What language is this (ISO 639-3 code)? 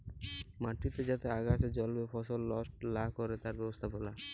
ben